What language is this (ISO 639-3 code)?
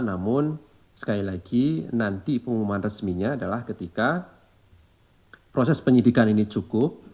ind